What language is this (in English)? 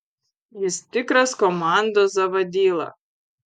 Lithuanian